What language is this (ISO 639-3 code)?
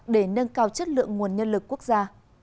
vie